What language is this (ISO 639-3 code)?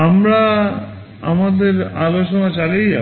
ben